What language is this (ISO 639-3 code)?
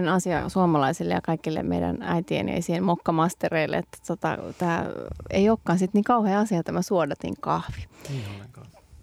fin